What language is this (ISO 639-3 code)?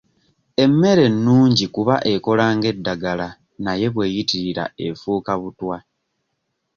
lug